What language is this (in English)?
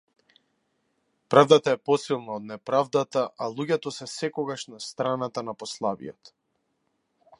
Macedonian